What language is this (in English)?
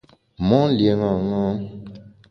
Bamun